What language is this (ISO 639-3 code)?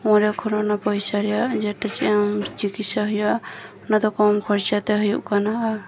sat